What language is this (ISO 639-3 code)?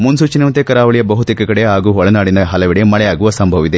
kan